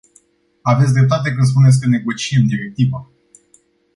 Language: Romanian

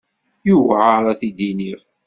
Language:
Kabyle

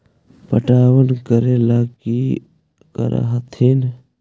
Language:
Magahi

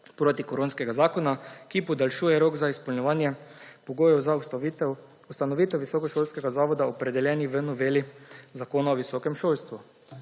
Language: Slovenian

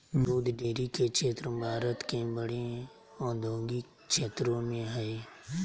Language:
Magahi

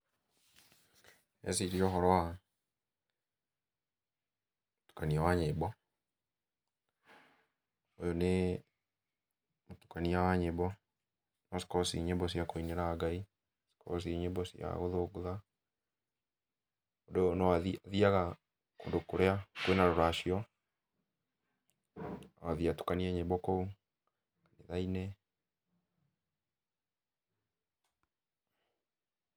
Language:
Kikuyu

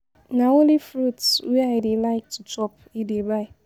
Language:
Nigerian Pidgin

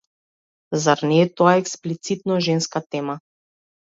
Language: Macedonian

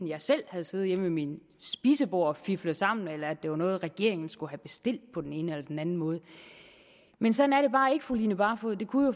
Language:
Danish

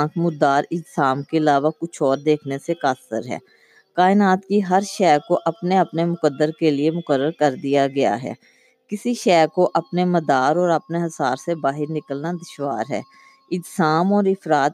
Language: Urdu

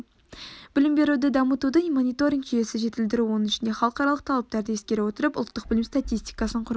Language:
Kazakh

